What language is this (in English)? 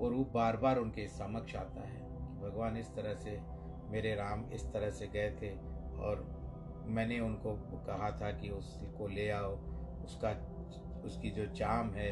Hindi